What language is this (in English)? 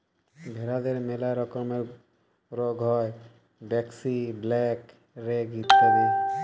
Bangla